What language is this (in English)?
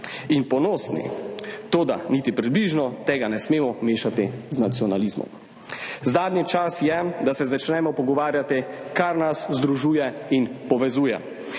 Slovenian